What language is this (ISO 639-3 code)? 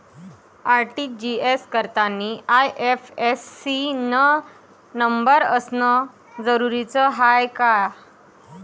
mar